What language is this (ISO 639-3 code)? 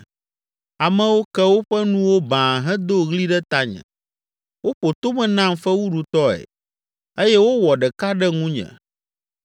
ewe